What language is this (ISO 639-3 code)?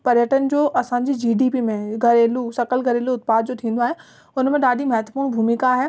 snd